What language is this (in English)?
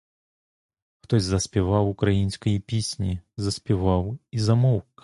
Ukrainian